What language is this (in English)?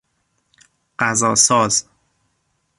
Persian